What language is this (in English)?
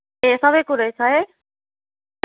Nepali